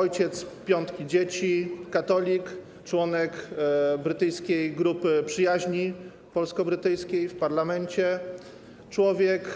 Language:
Polish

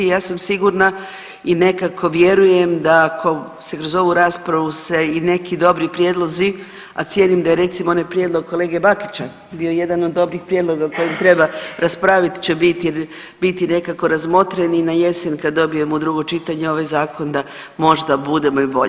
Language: Croatian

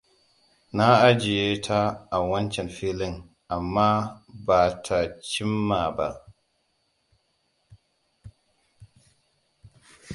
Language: Hausa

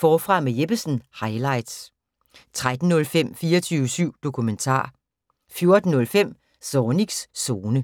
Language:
Danish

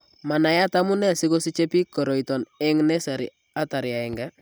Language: Kalenjin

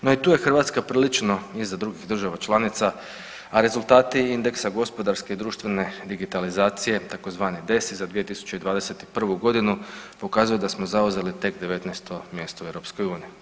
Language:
Croatian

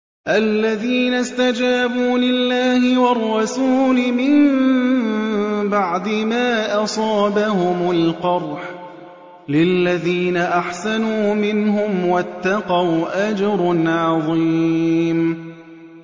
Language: Arabic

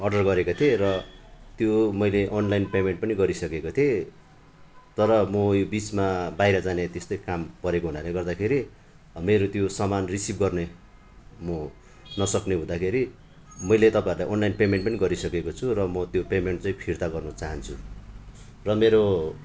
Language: Nepali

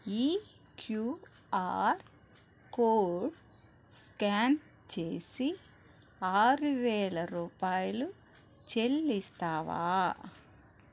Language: Telugu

